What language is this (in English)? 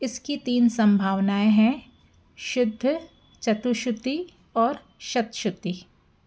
Hindi